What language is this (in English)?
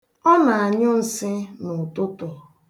Igbo